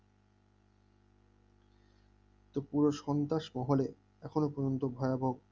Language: Bangla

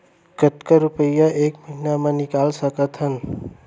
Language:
Chhattisgarhi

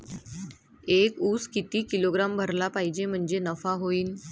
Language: Marathi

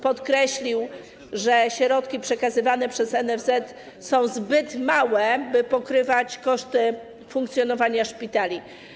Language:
Polish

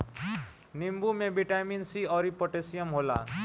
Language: Bhojpuri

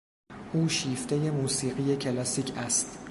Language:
Persian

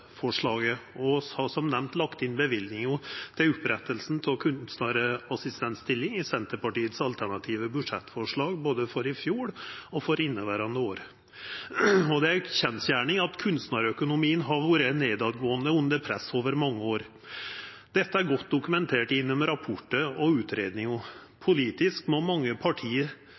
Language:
Norwegian Nynorsk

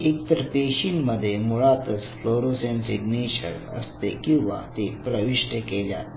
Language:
Marathi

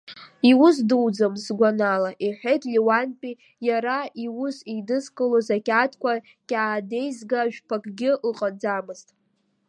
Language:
Abkhazian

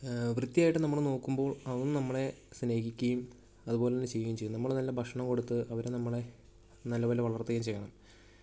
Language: Malayalam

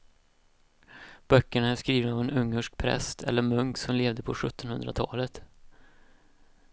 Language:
Swedish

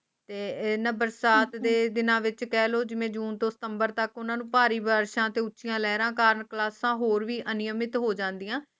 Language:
Punjabi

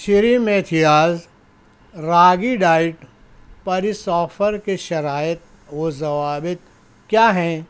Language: Urdu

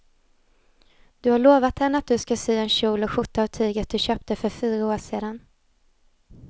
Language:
Swedish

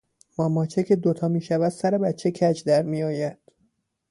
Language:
Persian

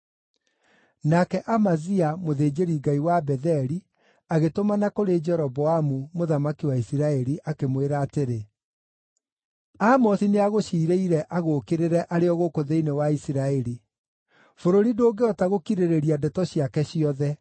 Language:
Kikuyu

